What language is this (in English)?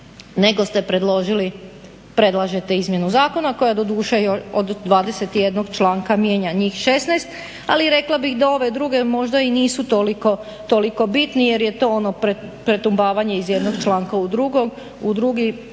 Croatian